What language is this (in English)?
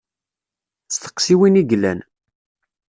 Kabyle